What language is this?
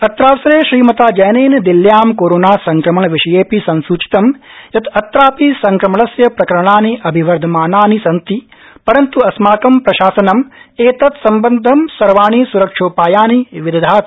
Sanskrit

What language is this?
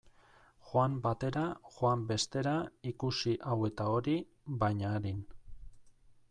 Basque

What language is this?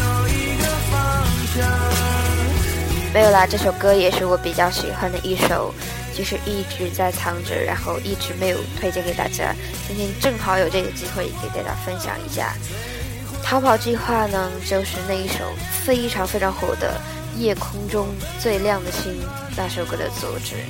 Chinese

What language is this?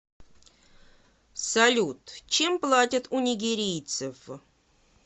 Russian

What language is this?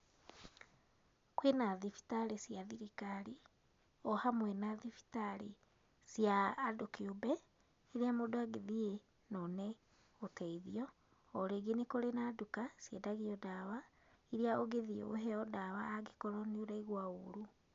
Kikuyu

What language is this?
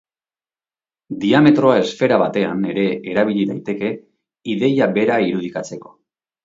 Basque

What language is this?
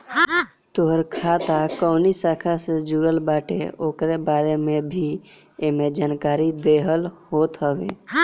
Bhojpuri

